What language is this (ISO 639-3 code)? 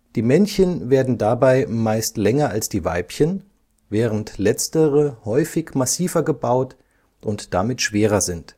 deu